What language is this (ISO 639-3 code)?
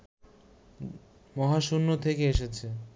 ben